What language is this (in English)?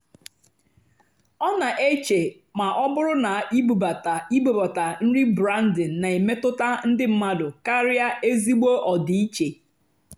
Igbo